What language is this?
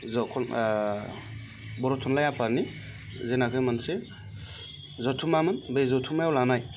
Bodo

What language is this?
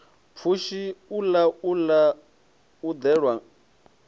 Venda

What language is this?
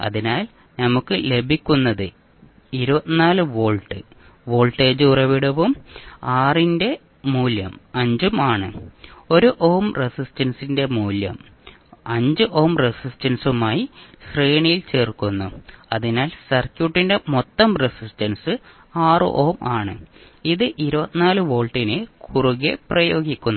Malayalam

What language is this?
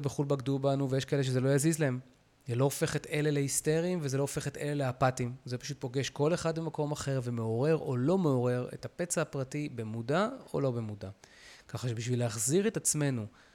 Hebrew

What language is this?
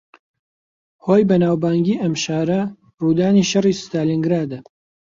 Central Kurdish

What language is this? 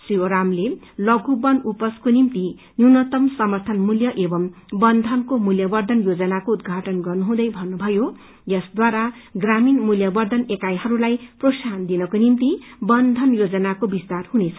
Nepali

